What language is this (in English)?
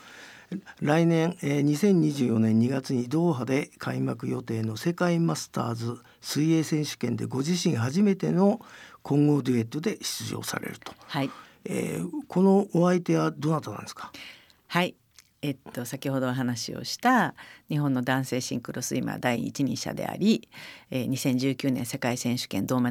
Japanese